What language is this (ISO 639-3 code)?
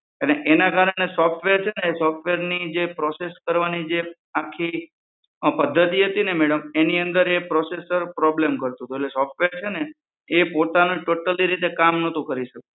guj